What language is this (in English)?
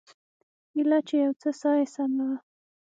Pashto